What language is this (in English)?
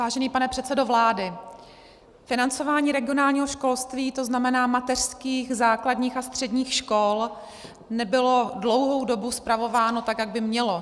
Czech